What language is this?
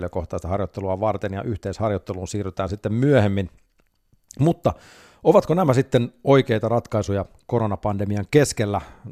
Finnish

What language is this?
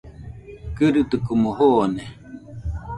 Nüpode Huitoto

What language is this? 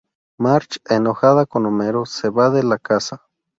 Spanish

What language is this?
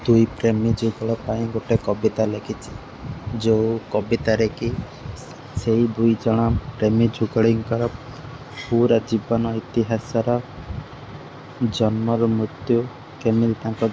Odia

